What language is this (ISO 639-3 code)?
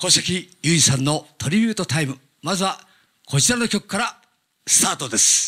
jpn